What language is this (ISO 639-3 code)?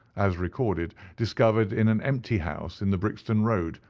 eng